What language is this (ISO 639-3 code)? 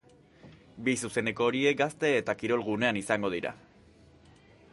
eus